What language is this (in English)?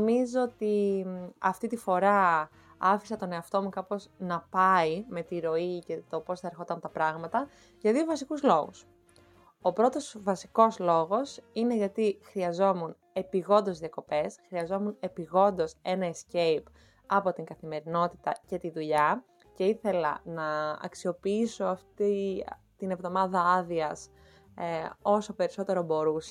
Greek